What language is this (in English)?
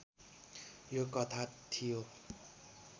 Nepali